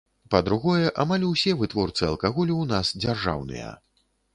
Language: Belarusian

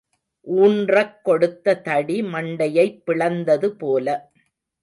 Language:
Tamil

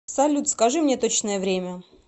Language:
Russian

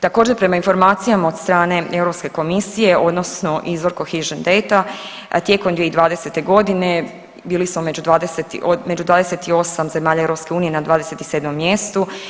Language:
Croatian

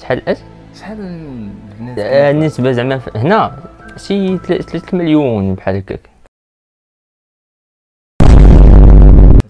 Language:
Arabic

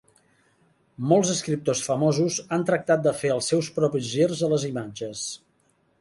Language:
Catalan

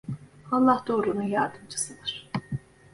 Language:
Turkish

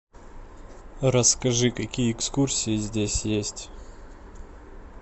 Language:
Russian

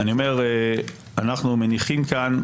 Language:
Hebrew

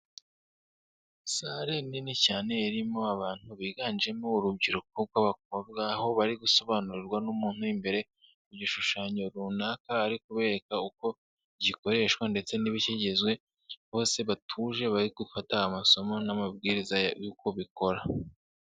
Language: Kinyarwanda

